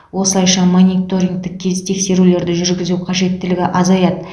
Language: Kazakh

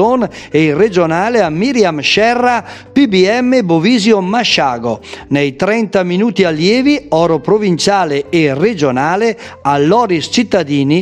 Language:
Italian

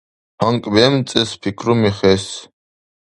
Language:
Dargwa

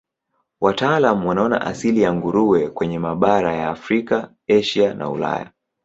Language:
Swahili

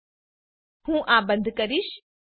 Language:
Gujarati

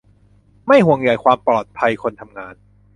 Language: Thai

